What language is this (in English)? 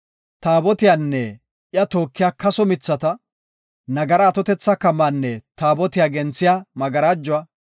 Gofa